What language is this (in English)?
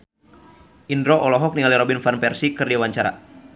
Sundanese